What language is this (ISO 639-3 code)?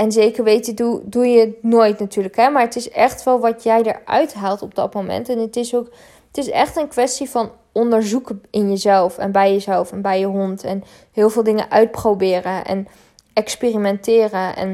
nld